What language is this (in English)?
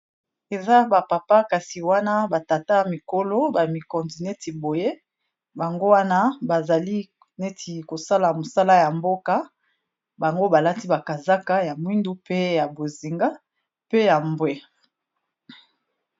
Lingala